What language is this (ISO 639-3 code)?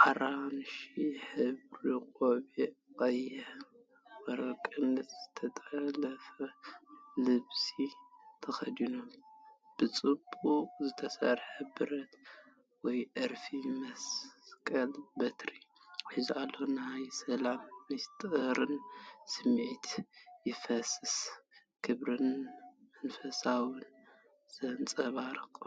tir